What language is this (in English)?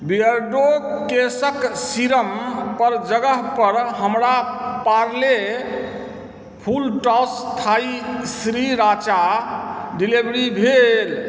Maithili